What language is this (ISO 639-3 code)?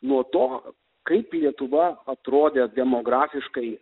lit